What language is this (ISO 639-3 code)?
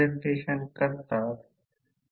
mar